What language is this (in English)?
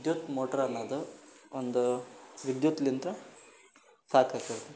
Kannada